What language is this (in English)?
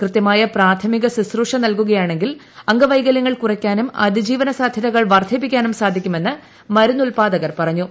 Malayalam